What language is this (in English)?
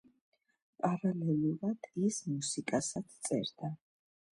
Georgian